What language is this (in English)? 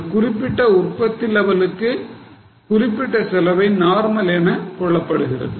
Tamil